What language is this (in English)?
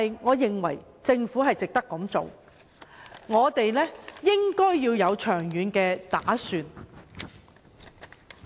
Cantonese